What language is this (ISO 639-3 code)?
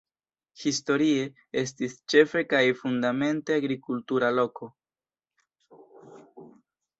epo